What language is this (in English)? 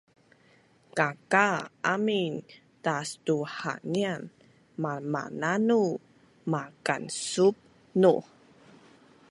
Bunun